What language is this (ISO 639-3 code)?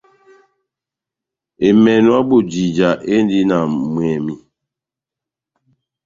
bnm